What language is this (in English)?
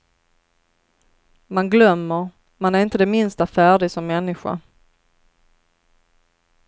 Swedish